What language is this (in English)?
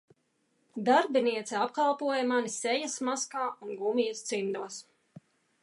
Latvian